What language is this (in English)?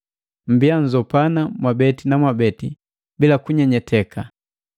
Matengo